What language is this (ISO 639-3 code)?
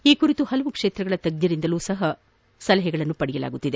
kan